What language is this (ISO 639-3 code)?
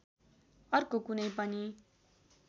nep